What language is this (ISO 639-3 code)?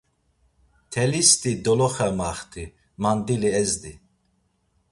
lzz